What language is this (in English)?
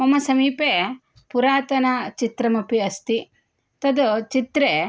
Sanskrit